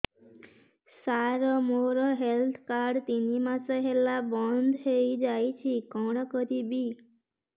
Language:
Odia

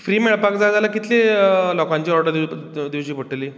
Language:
Konkani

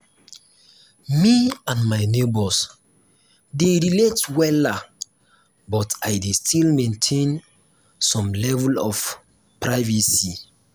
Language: Nigerian Pidgin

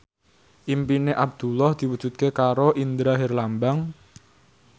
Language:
Javanese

